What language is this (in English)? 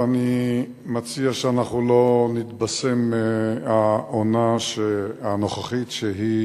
Hebrew